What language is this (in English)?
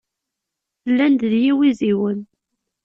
Kabyle